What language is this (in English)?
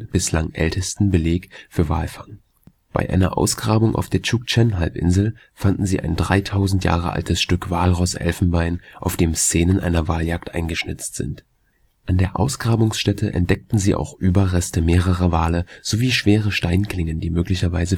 German